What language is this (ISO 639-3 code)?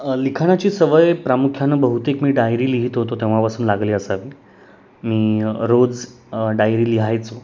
mar